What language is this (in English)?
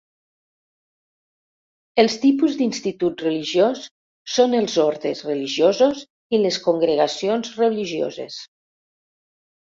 Catalan